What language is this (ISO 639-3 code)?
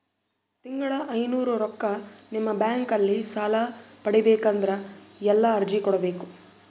kan